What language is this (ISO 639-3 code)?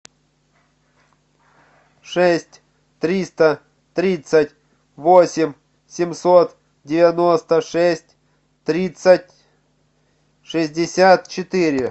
rus